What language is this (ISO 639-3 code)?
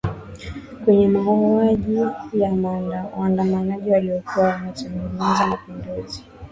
swa